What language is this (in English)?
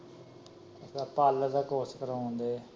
Punjabi